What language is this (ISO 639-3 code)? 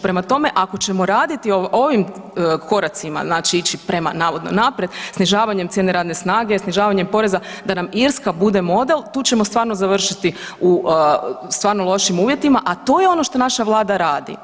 hrv